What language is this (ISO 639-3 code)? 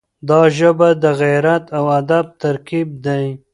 pus